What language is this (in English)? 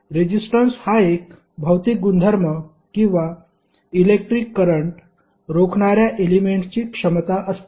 Marathi